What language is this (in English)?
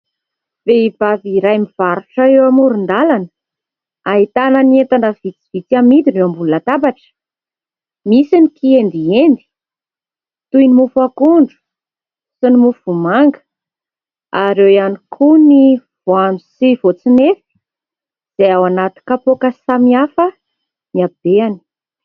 Malagasy